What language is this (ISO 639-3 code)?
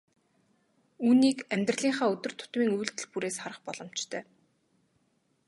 mon